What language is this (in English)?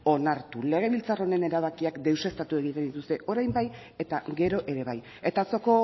Basque